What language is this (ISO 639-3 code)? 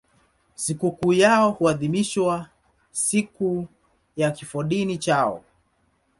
swa